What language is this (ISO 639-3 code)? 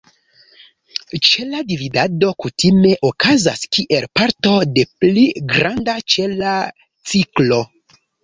epo